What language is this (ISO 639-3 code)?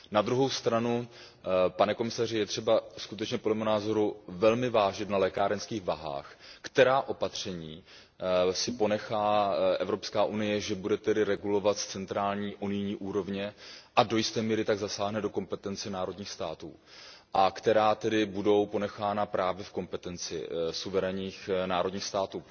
ces